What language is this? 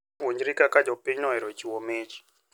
Luo (Kenya and Tanzania)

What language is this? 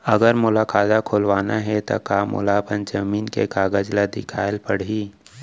Chhattisgarhi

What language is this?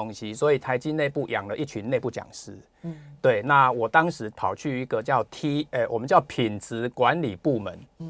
Chinese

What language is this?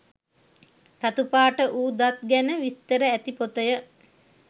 Sinhala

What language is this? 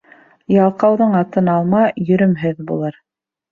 Bashkir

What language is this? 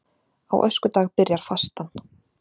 Icelandic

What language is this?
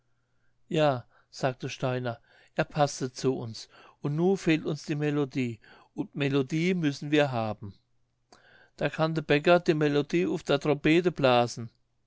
German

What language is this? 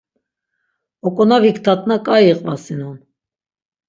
Laz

